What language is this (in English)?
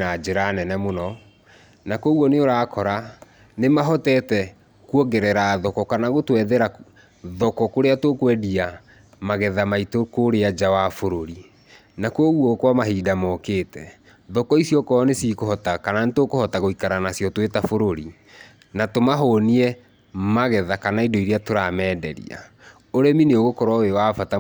Kikuyu